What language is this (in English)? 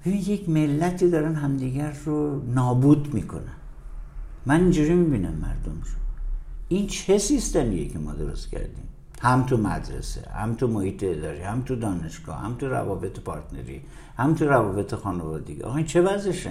Persian